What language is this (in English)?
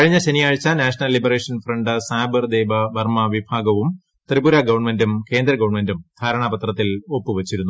Malayalam